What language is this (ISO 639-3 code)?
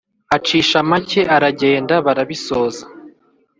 kin